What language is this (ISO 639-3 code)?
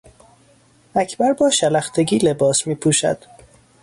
fas